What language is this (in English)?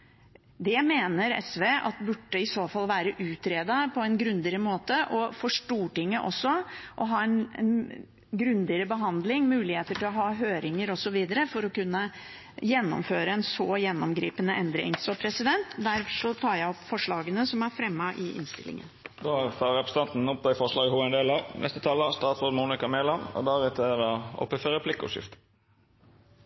Norwegian